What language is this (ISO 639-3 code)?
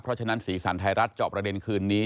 tha